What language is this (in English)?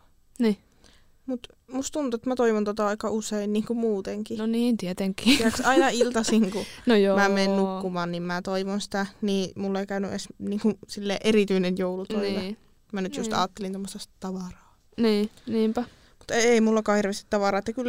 Finnish